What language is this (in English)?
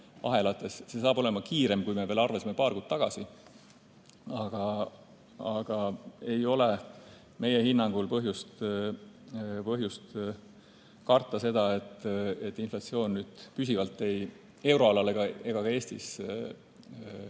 Estonian